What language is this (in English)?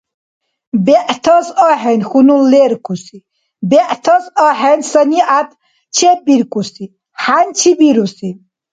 Dargwa